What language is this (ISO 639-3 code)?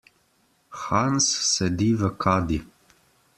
slv